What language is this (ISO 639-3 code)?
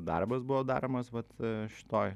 lit